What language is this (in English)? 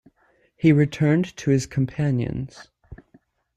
English